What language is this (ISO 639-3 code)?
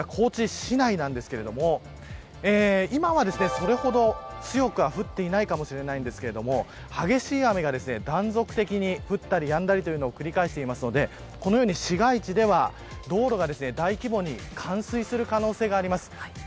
jpn